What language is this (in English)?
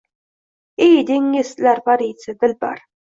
Uzbek